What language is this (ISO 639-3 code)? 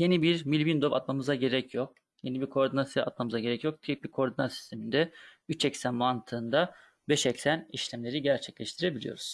tur